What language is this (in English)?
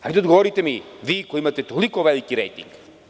Serbian